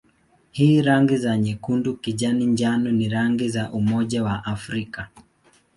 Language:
Swahili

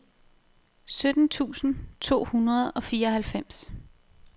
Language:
Danish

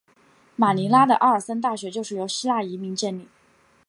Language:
Chinese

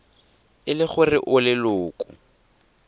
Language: Tswana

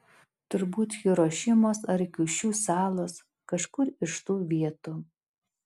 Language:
Lithuanian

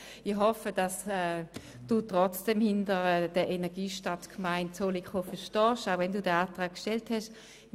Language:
Swiss German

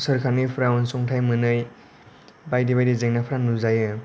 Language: Bodo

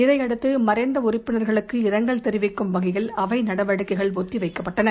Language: Tamil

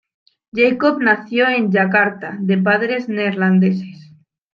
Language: Spanish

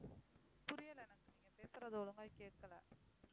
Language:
Tamil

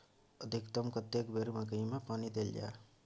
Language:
Maithili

